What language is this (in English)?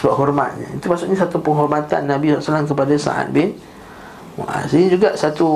Malay